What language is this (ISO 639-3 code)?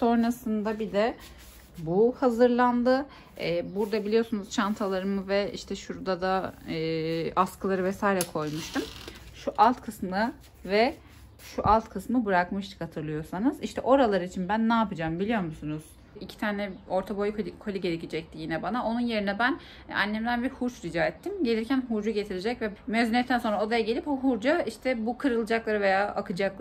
tur